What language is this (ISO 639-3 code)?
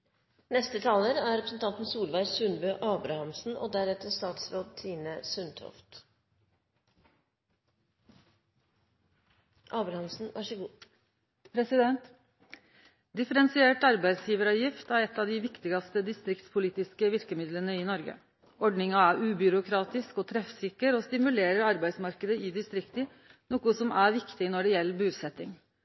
nno